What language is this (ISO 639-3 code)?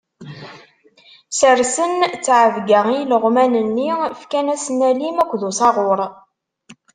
kab